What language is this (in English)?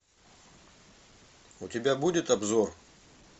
Russian